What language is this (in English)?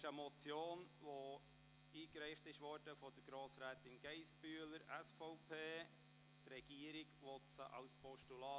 Swiss German